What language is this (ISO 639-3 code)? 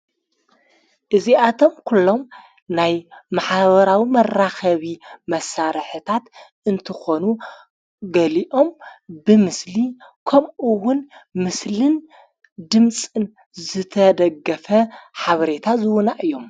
tir